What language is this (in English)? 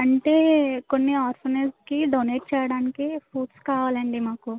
Telugu